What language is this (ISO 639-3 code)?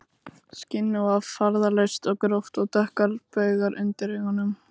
isl